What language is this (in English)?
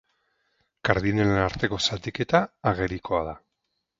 Basque